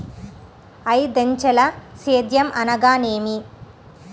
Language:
Telugu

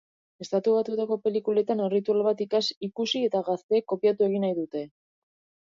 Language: Basque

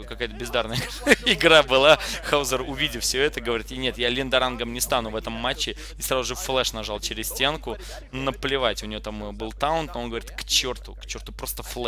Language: Russian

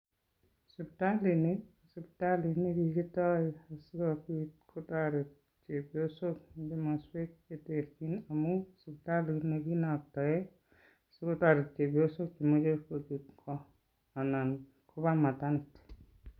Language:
Kalenjin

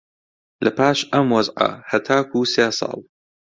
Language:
Central Kurdish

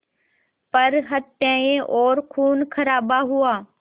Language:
Hindi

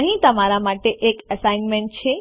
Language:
Gujarati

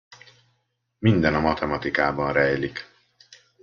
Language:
Hungarian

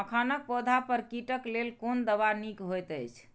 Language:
Maithili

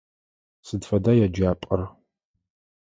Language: Adyghe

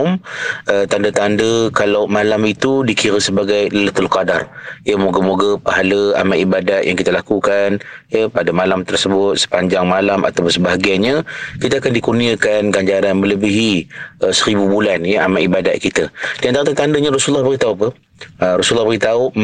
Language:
Malay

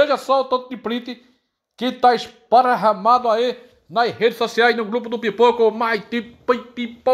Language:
Portuguese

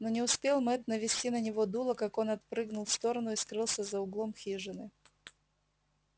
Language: Russian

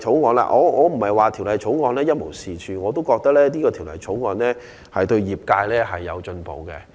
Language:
Cantonese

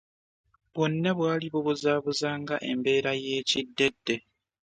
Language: Ganda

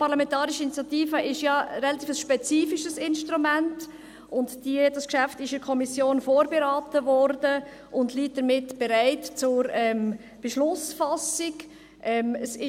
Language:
Swiss German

